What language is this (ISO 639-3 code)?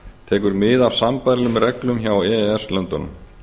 isl